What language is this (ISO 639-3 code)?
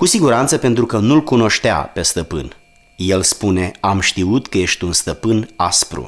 ron